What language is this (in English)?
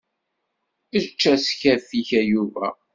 Kabyle